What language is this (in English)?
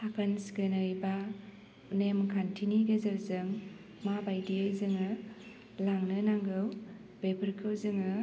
Bodo